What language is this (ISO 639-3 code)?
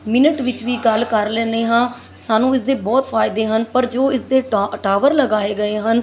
pan